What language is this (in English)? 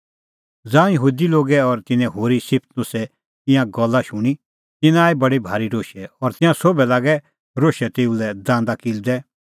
Kullu Pahari